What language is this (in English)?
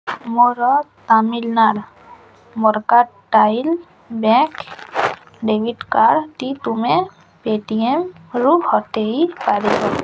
Odia